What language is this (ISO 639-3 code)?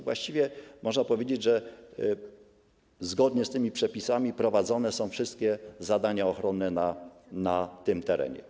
pol